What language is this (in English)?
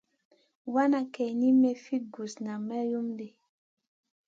Masana